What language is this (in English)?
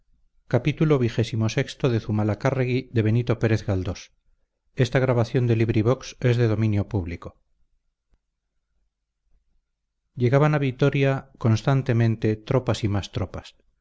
Spanish